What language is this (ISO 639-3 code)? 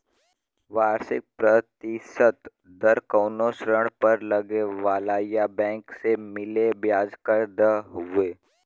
bho